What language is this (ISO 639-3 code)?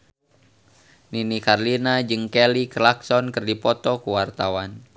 sun